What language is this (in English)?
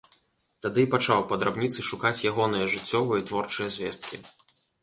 Belarusian